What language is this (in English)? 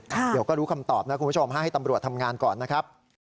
Thai